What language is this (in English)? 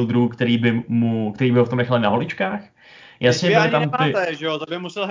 Czech